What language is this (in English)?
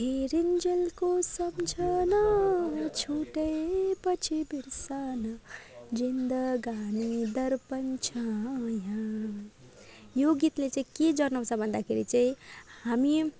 Nepali